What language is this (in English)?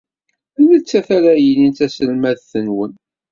Kabyle